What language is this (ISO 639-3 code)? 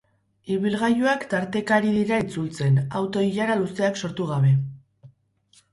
eus